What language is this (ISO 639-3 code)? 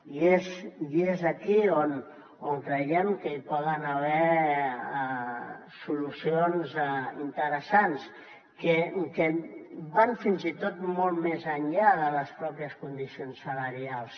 cat